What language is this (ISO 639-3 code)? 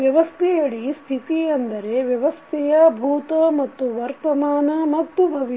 kan